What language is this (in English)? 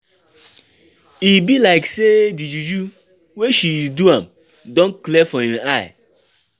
Nigerian Pidgin